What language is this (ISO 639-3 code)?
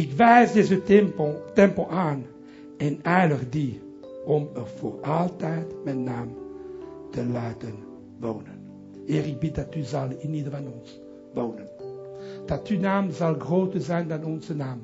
nld